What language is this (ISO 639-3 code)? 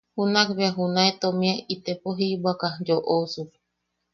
yaq